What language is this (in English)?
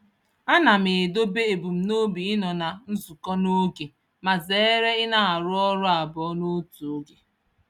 Igbo